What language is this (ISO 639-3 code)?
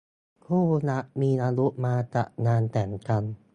tha